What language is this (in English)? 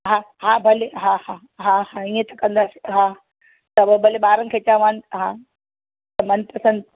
Sindhi